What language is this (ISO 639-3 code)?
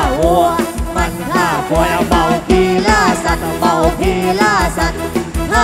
tha